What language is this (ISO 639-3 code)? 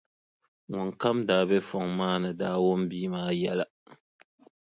dag